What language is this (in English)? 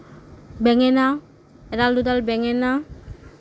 Assamese